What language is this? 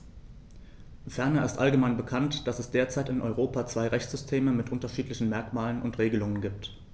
German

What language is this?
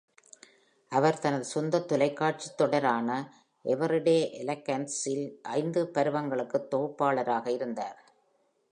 Tamil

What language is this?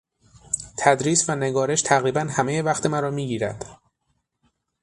Persian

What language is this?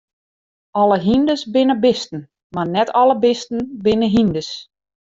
Western Frisian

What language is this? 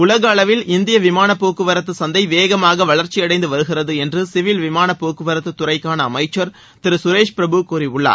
Tamil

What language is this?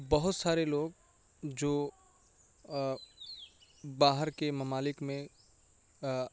Urdu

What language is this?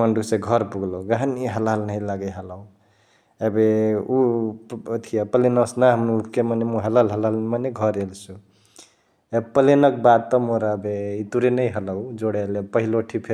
Chitwania Tharu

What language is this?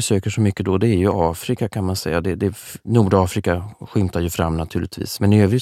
Swedish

